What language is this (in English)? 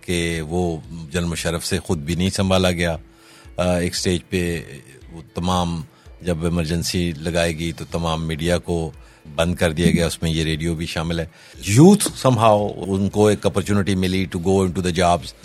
Urdu